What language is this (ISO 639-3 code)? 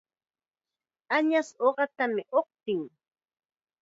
qxa